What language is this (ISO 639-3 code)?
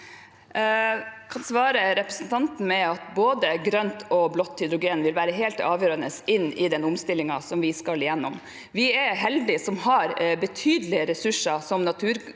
nor